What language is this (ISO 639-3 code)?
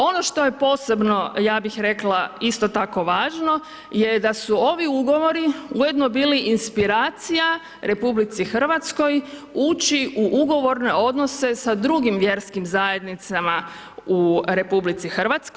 hrv